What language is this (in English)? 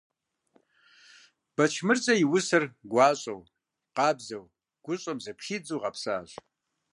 Kabardian